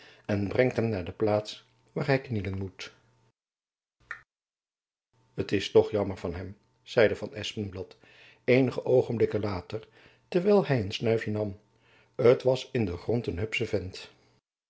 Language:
Dutch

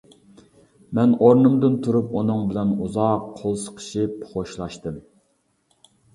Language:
Uyghur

